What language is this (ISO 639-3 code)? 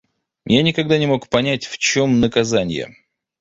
rus